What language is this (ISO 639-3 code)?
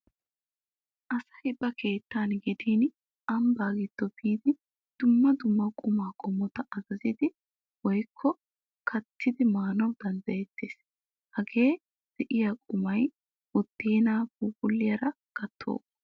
wal